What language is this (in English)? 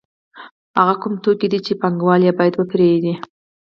Pashto